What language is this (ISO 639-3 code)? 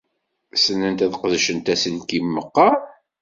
kab